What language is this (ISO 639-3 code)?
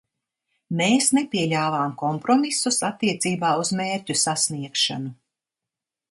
lav